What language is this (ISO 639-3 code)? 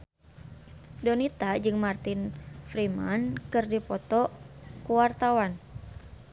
sun